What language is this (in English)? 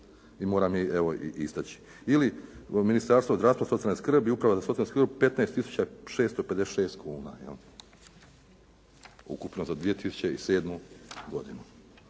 Croatian